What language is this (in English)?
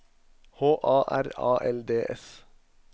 Norwegian